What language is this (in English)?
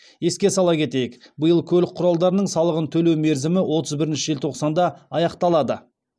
Kazakh